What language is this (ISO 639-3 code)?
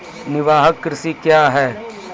mai